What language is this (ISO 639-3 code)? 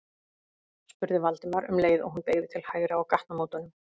isl